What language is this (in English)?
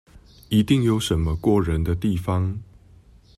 Chinese